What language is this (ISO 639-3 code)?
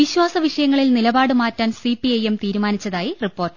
mal